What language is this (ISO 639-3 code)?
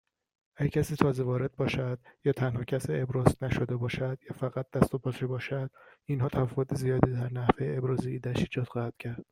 fas